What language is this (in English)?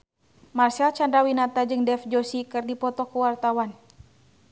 Sundanese